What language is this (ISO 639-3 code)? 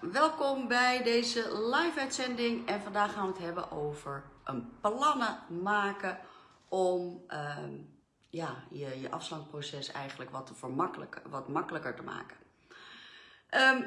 nld